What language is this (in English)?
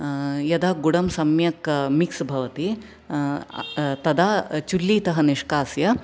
Sanskrit